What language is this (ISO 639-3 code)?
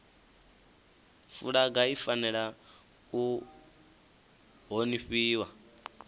ven